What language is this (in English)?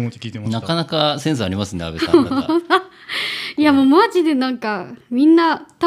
Japanese